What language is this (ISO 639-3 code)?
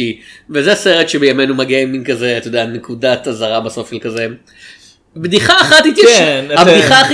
heb